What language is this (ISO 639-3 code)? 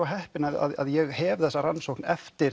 isl